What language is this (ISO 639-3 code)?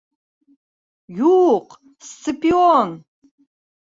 bak